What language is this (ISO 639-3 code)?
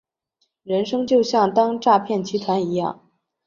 zho